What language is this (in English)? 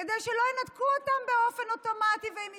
Hebrew